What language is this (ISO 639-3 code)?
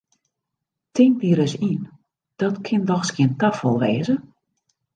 fry